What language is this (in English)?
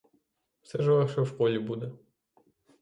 Ukrainian